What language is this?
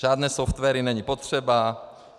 Czech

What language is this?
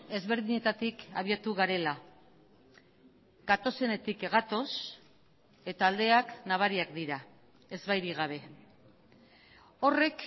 Basque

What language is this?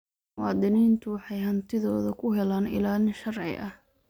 Somali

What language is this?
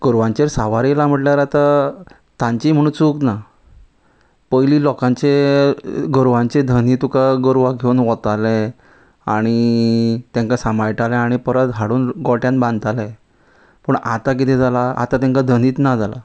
Konkani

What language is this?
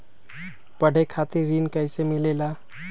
Magahi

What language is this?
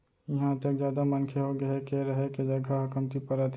Chhattisgarhi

